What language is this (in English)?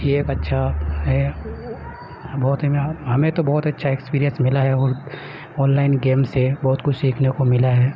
Urdu